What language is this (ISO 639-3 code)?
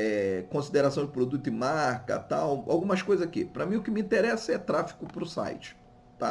por